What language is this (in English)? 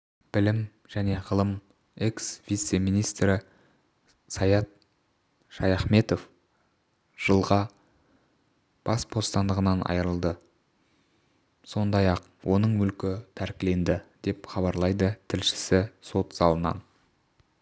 Kazakh